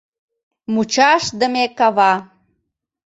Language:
Mari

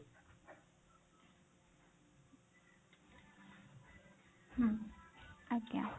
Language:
Odia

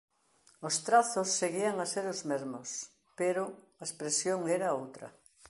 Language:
Galician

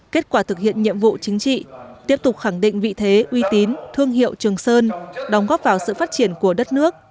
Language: Vietnamese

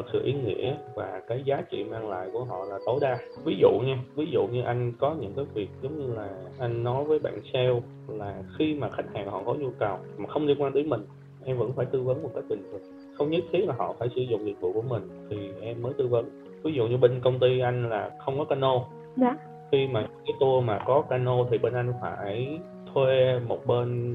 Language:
Vietnamese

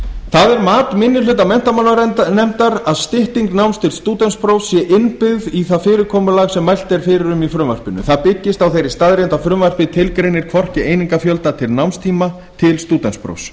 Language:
Icelandic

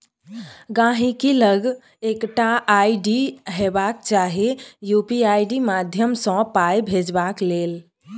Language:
Maithili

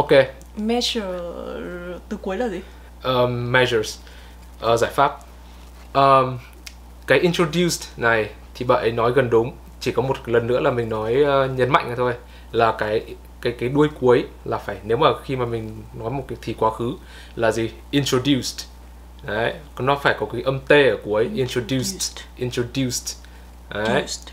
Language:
Vietnamese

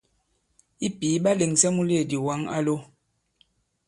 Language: Bankon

